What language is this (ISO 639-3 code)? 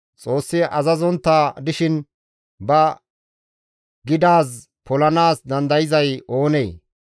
gmv